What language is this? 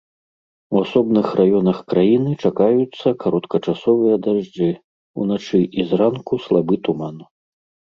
Belarusian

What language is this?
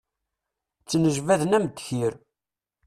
Kabyle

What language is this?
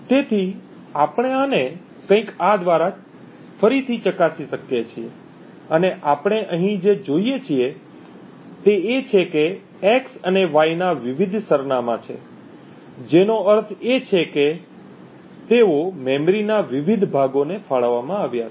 Gujarati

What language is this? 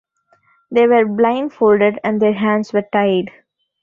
English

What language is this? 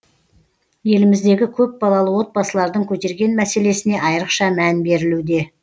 Kazakh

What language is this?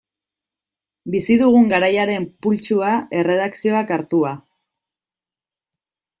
Basque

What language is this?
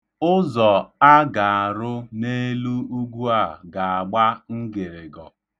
Igbo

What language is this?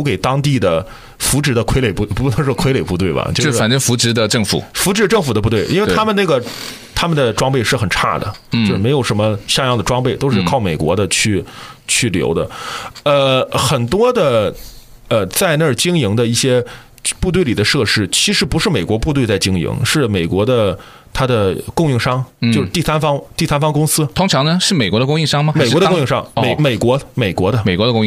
Chinese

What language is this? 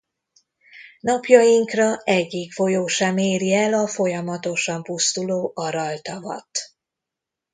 Hungarian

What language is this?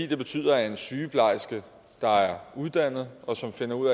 Danish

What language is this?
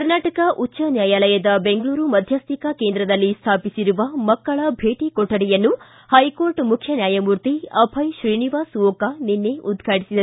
Kannada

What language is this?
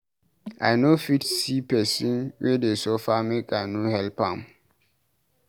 Nigerian Pidgin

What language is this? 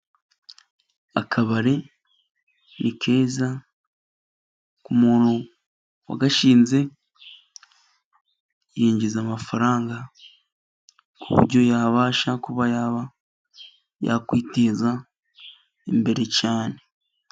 Kinyarwanda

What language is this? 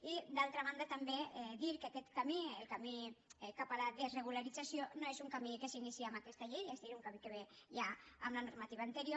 Catalan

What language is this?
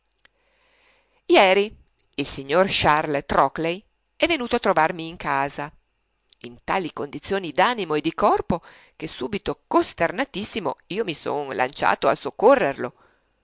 Italian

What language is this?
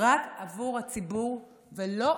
Hebrew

